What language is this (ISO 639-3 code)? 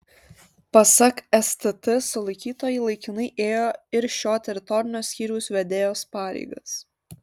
lit